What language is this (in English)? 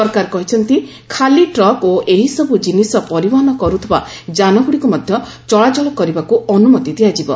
Odia